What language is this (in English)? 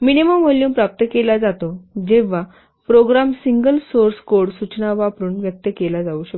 Marathi